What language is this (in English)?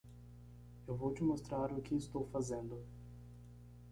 Portuguese